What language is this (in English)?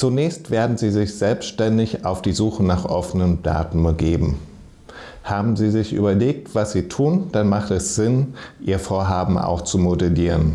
German